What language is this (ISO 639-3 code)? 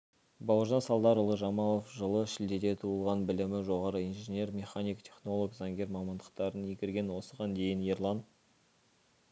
kaz